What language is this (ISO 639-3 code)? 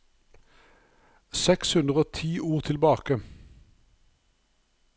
nor